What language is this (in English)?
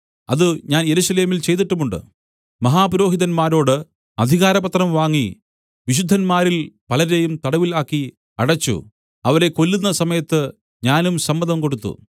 Malayalam